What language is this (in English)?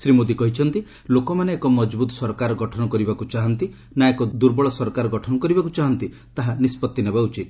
Odia